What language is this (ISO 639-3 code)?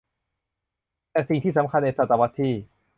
tha